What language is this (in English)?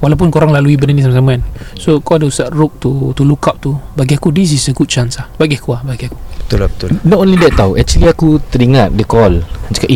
Malay